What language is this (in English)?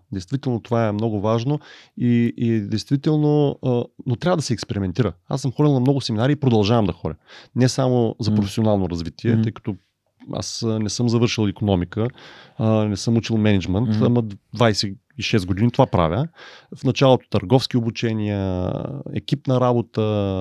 Bulgarian